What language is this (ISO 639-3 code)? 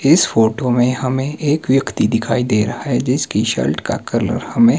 hin